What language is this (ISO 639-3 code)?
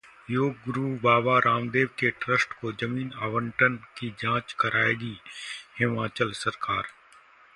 hin